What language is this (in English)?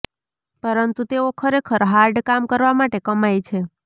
Gujarati